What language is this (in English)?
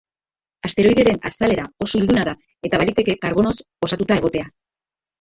Basque